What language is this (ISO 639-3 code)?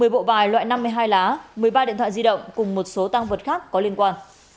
vie